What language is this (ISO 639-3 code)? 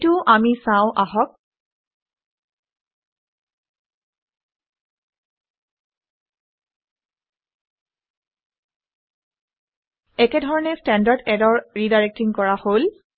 asm